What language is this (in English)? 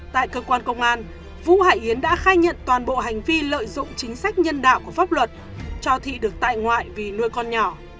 Vietnamese